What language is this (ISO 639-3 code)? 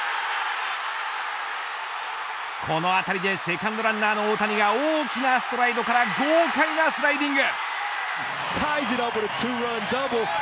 jpn